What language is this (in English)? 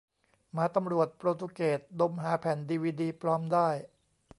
Thai